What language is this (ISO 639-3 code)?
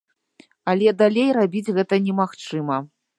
bel